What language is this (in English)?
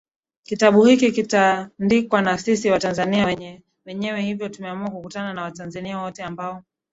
Swahili